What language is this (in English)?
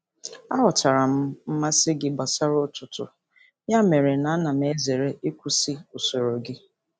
Igbo